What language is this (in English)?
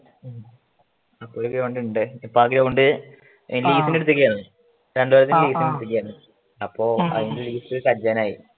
Malayalam